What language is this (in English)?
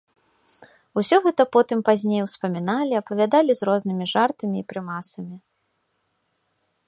Belarusian